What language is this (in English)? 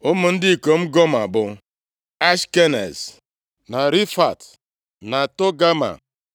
Igbo